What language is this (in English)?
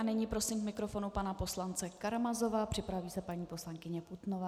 Czech